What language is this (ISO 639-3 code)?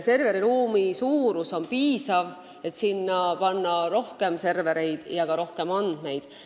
est